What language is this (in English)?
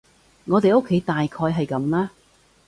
Cantonese